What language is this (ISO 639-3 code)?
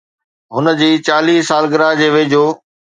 snd